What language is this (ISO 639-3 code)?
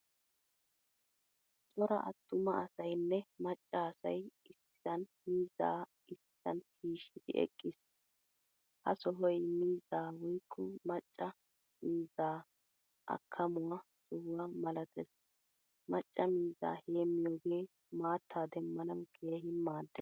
wal